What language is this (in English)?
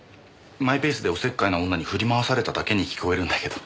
Japanese